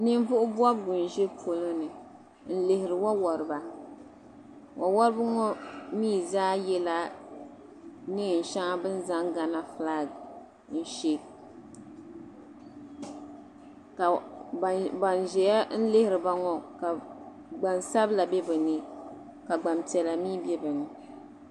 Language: Dagbani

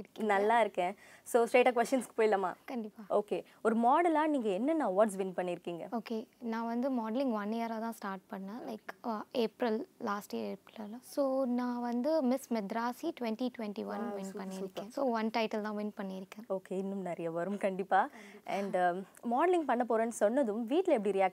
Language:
Tamil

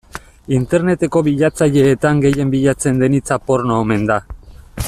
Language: Basque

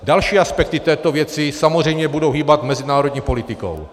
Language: Czech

